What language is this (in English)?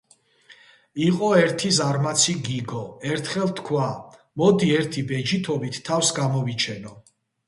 Georgian